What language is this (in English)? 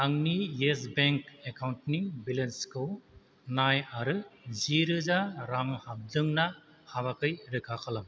Bodo